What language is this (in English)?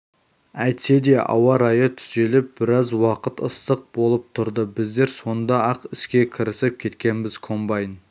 Kazakh